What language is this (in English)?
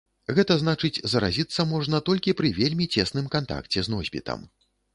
Belarusian